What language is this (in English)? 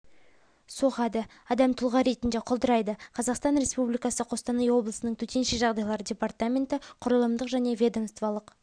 Kazakh